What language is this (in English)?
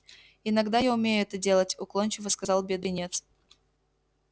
Russian